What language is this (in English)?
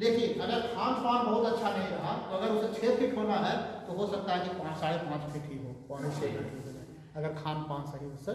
Hindi